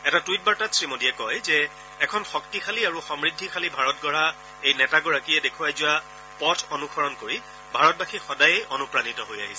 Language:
Assamese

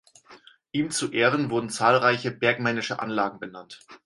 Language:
German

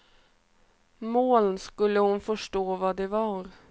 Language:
Swedish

